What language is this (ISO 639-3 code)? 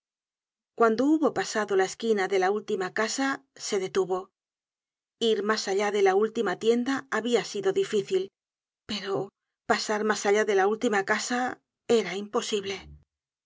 spa